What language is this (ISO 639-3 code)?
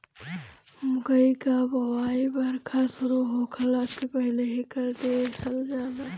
bho